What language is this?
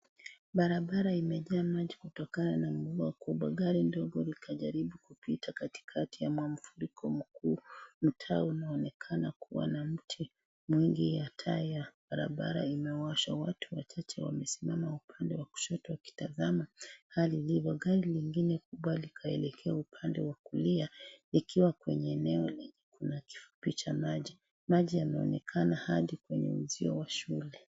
Swahili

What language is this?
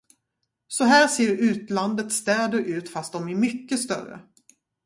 Swedish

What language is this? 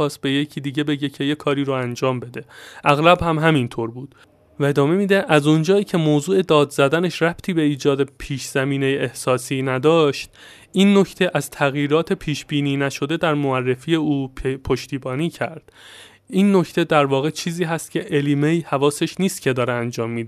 Persian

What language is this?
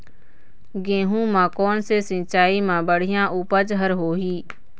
Chhattisgarhi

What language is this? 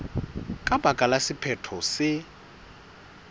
Southern Sotho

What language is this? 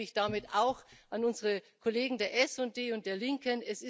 German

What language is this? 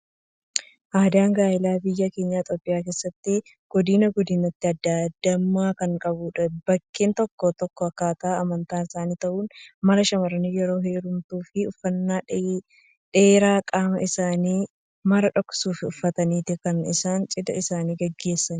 Oromo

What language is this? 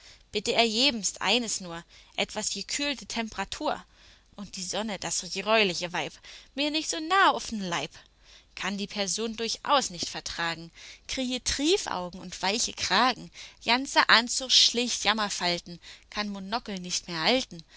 German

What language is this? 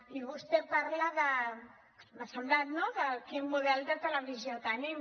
Catalan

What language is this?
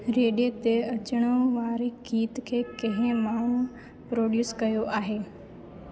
Sindhi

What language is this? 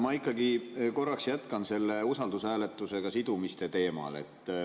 Estonian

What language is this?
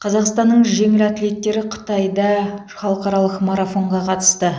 Kazakh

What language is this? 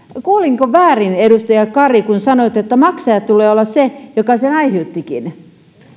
Finnish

